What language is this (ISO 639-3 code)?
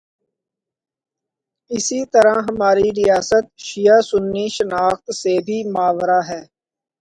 urd